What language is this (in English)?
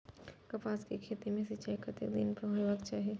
Maithili